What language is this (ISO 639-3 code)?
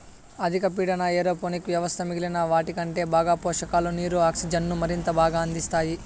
tel